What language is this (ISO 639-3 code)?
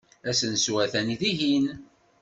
kab